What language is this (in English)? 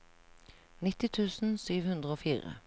Norwegian